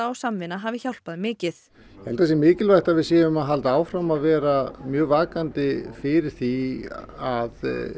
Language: Icelandic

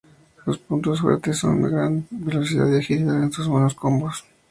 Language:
Spanish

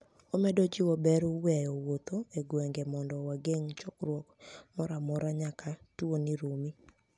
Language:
Luo (Kenya and Tanzania)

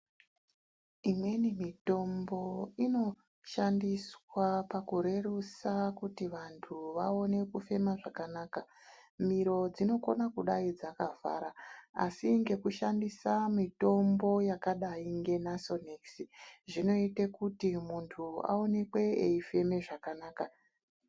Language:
Ndau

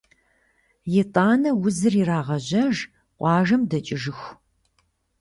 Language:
Kabardian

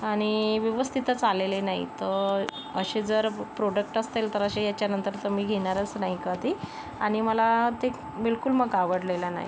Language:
Marathi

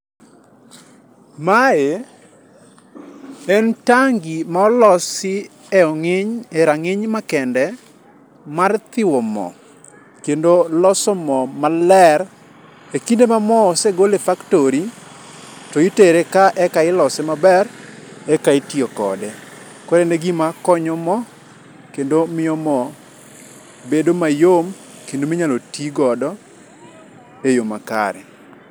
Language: Luo (Kenya and Tanzania)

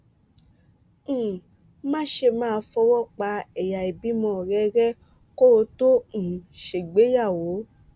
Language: Yoruba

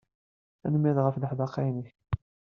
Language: Kabyle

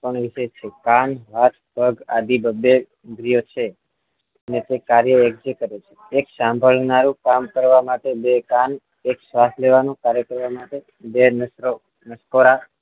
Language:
Gujarati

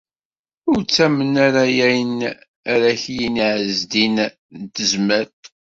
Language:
Kabyle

